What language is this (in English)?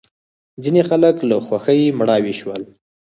Pashto